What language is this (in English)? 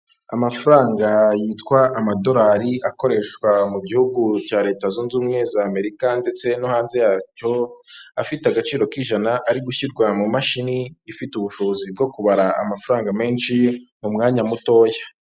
Kinyarwanda